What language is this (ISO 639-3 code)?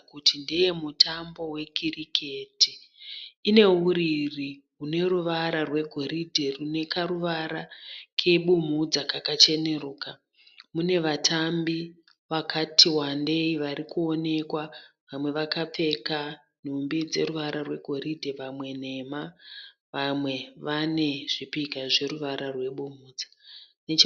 sna